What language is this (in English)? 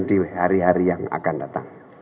Indonesian